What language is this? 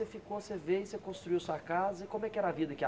Portuguese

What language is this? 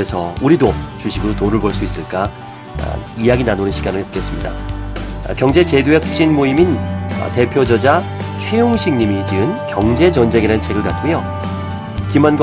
Korean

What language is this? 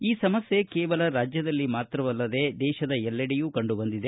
Kannada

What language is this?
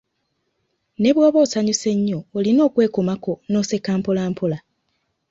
Ganda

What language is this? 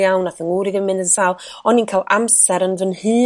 Welsh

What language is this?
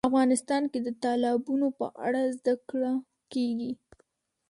Pashto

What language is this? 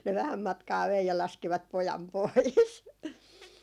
Finnish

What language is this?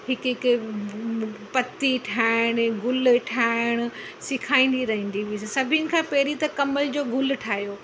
Sindhi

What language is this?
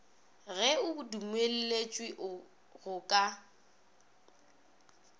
Northern Sotho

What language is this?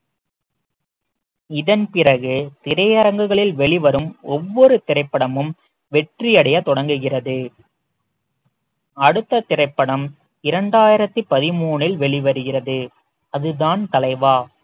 Tamil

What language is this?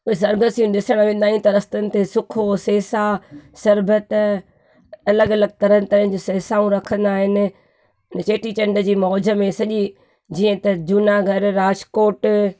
Sindhi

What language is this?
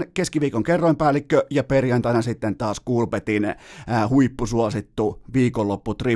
Finnish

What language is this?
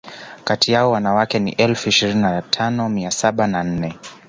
Swahili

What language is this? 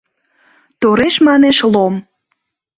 Mari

